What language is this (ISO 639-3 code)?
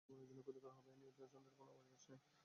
ben